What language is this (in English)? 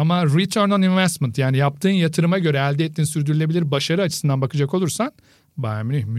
Turkish